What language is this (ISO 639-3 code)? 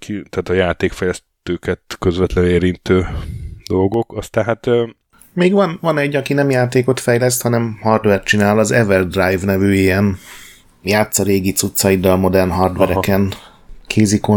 hun